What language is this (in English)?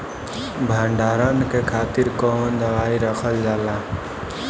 Bhojpuri